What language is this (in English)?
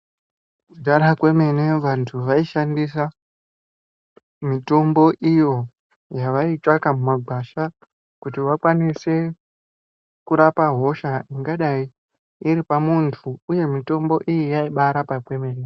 Ndau